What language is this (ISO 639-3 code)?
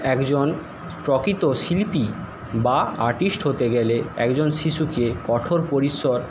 ben